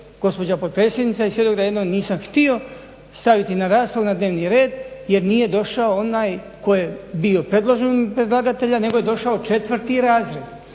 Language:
Croatian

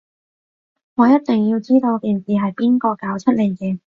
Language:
Cantonese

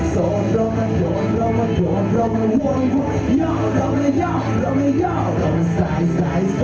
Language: Thai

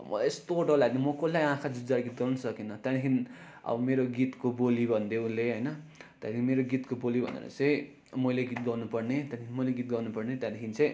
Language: Nepali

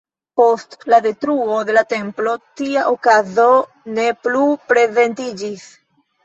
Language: Esperanto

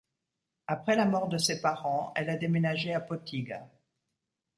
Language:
French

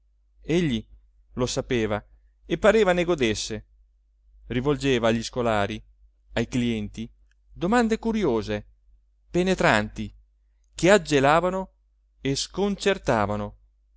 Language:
Italian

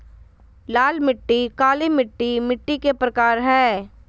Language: Magahi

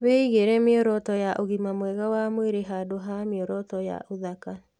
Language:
Kikuyu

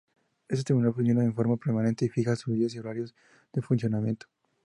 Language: Spanish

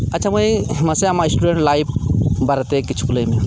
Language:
Santali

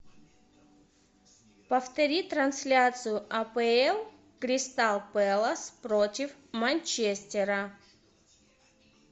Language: Russian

